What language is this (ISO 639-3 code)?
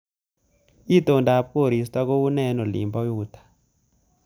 kln